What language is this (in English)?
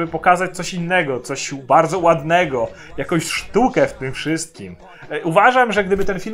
Polish